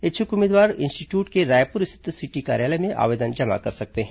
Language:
Hindi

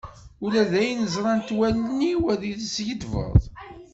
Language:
Kabyle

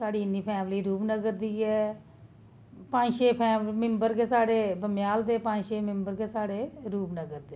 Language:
Dogri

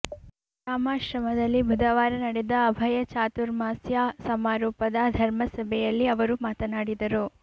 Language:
Kannada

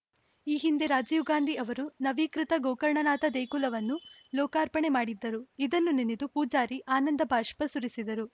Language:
Kannada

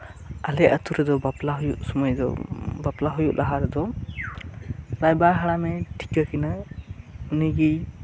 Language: Santali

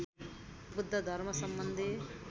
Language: Nepali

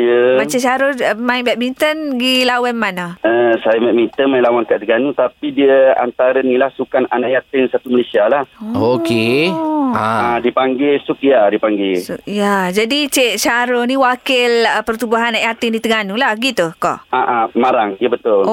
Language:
Malay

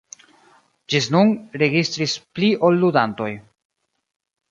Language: Esperanto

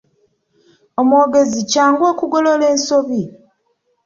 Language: Ganda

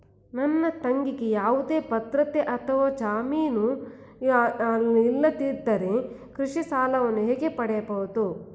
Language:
Kannada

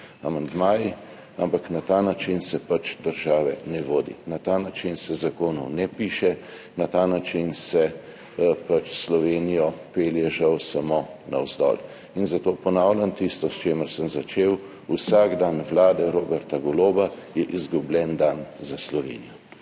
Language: Slovenian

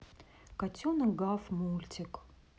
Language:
Russian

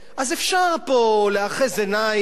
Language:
Hebrew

